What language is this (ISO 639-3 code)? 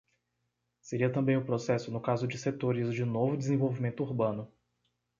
por